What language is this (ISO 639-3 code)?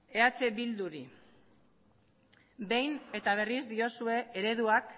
eus